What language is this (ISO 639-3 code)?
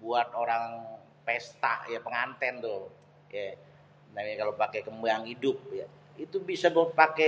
bew